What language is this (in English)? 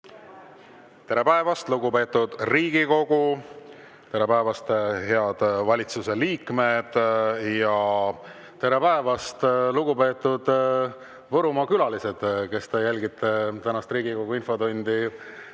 Estonian